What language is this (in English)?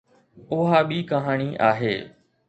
Sindhi